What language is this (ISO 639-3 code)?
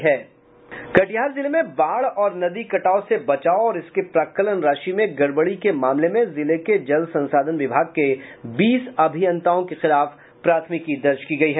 hin